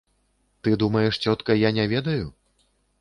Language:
Belarusian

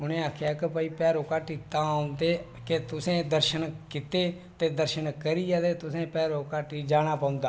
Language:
Dogri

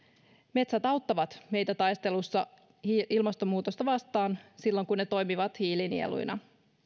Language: Finnish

